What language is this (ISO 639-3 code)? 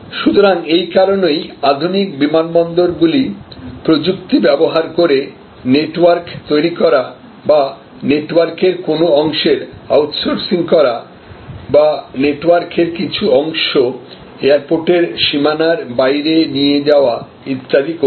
ben